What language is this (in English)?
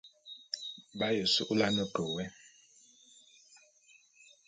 Bulu